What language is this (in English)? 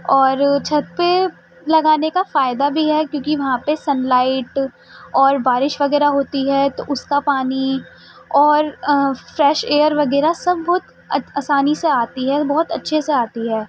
Urdu